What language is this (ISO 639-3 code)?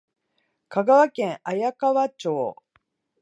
jpn